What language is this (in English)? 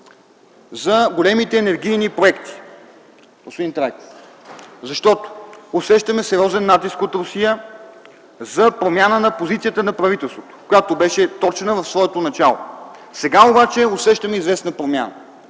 Bulgarian